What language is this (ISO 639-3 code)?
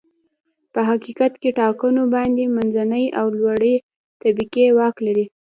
pus